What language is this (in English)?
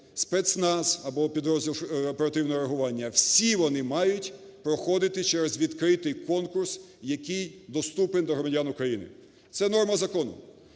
Ukrainian